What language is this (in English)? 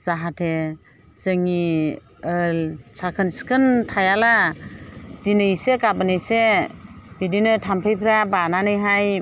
Bodo